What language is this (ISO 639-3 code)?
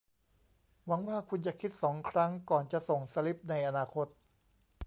tha